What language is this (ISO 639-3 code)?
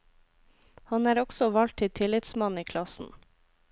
nor